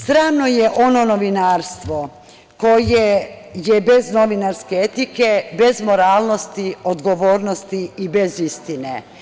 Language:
Serbian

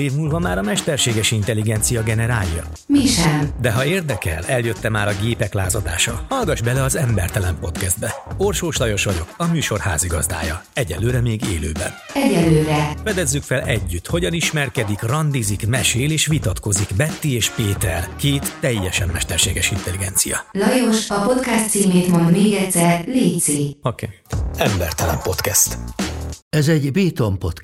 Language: Hungarian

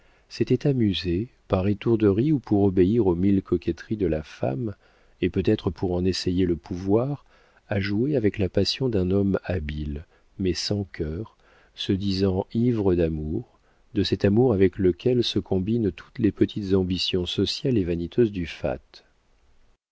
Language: French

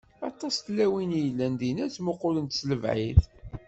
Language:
Kabyle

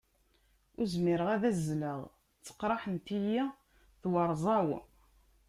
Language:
Kabyle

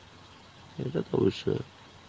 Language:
Bangla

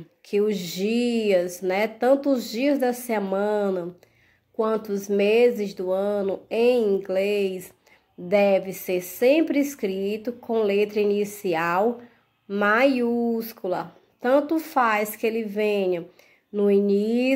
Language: Portuguese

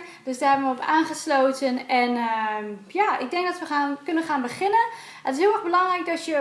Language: Dutch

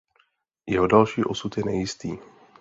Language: Czech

